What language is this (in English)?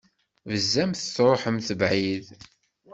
Kabyle